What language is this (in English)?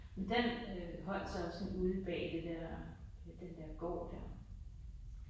Danish